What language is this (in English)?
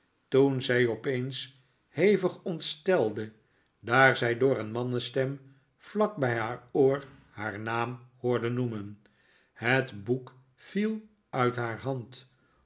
Dutch